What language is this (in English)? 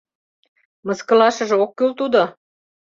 Mari